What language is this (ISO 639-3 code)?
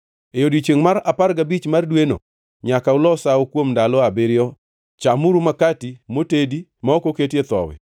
luo